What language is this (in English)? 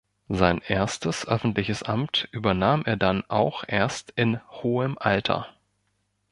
German